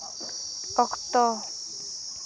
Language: Santali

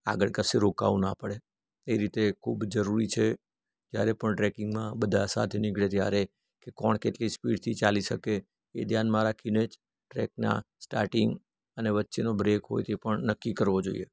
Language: Gujarati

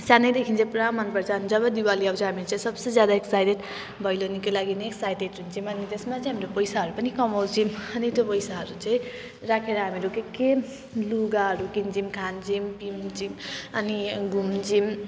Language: Nepali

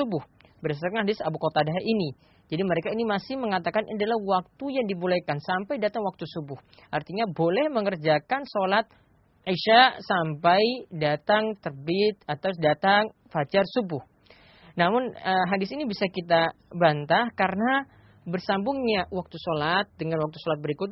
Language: Malay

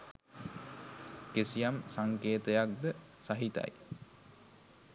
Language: Sinhala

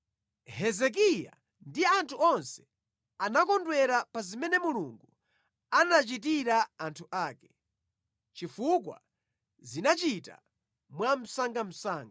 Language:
Nyanja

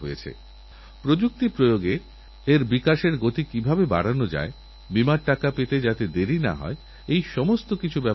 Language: Bangla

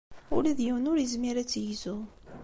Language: Kabyle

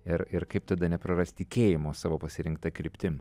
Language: Lithuanian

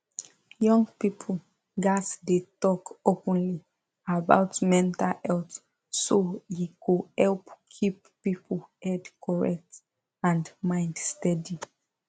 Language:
Nigerian Pidgin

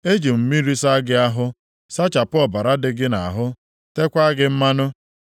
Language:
Igbo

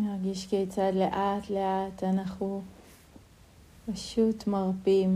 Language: Hebrew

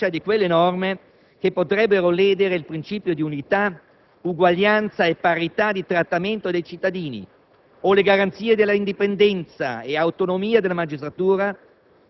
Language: Italian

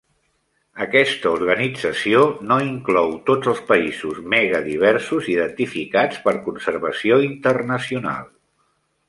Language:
Catalan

